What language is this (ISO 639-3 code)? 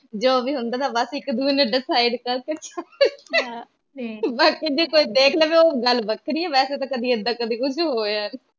pan